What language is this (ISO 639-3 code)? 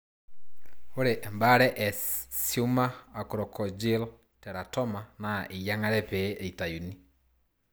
mas